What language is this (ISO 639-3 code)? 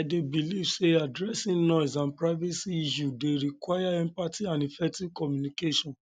pcm